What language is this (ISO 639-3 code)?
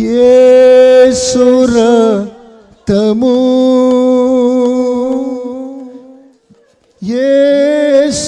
tel